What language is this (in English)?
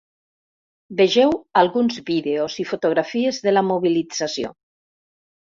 Catalan